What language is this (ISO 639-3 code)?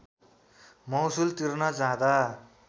nep